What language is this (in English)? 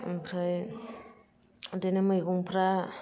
Bodo